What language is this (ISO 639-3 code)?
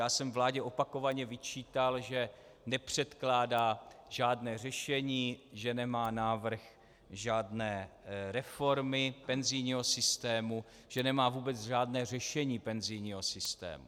ces